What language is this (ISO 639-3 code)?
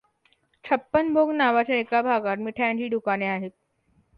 mar